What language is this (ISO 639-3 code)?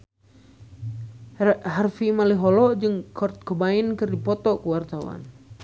sun